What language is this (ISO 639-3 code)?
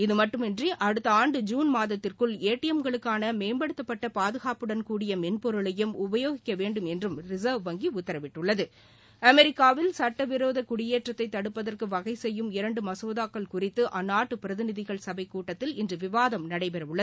tam